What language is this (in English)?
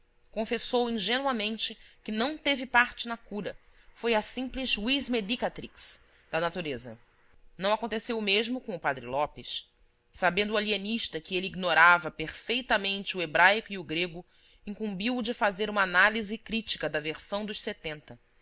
Portuguese